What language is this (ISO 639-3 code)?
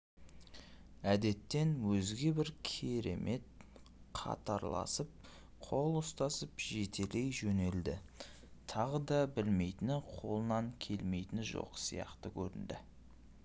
kaz